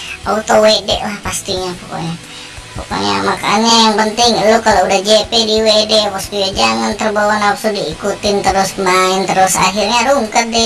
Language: Indonesian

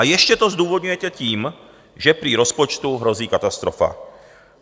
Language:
Czech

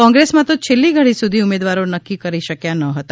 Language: Gujarati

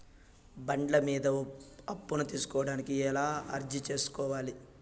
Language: Telugu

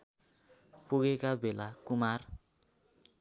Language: Nepali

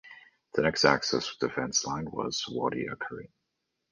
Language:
English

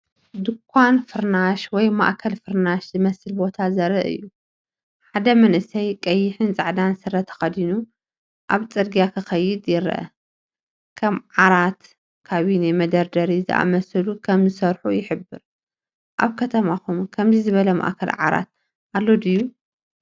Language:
Tigrinya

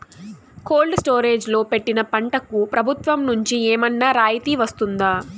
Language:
Telugu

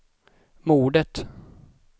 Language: Swedish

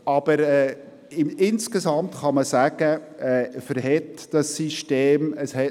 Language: Swiss German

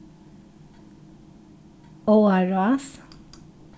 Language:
Faroese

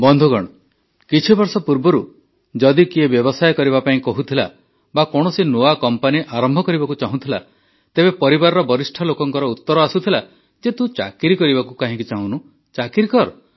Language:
Odia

